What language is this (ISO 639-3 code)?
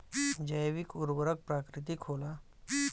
bho